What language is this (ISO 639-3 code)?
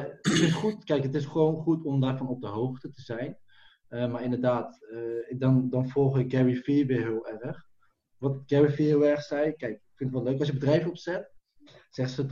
nld